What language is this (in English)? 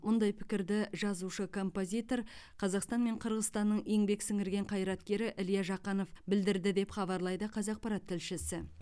Kazakh